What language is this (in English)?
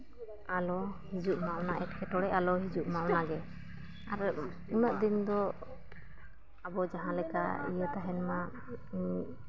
Santali